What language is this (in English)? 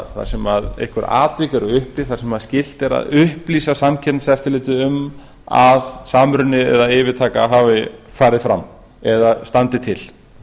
Icelandic